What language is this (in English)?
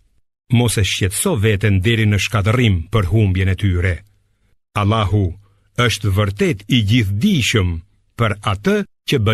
Romanian